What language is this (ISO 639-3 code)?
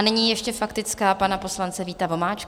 ces